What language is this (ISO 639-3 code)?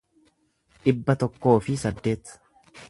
orm